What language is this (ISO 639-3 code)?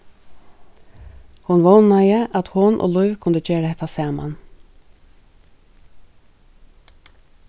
fao